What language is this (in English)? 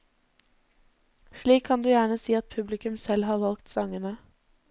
Norwegian